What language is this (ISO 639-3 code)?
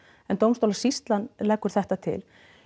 isl